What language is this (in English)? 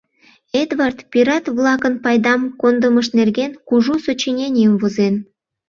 Mari